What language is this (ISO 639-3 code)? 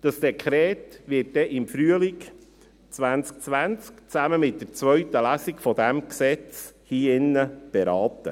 gsw